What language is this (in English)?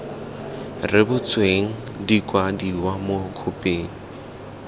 Tswana